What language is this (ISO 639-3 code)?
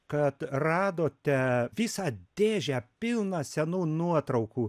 lit